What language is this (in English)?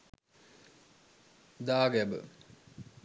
Sinhala